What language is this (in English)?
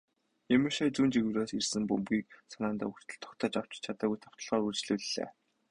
Mongolian